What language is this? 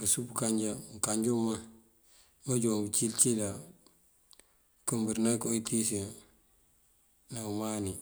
Mandjak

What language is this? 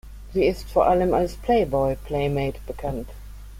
German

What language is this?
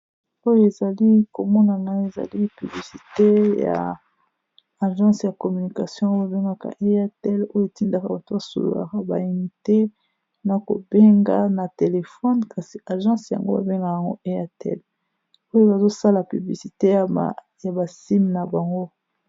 Lingala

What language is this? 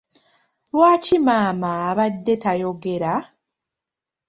Ganda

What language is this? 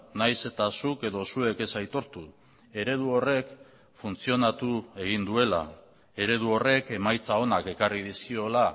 Basque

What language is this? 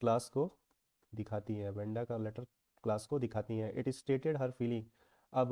Hindi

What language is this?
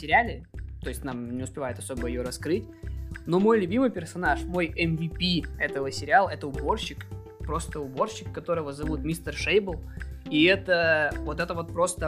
Russian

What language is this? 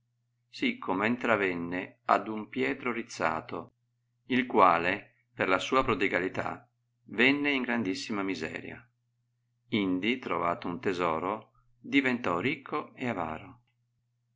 Italian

